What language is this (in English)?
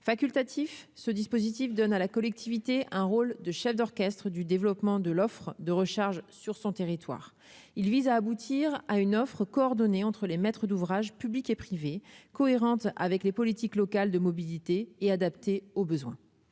French